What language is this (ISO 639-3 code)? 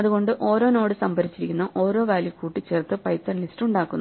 mal